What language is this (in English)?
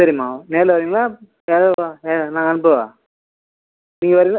Tamil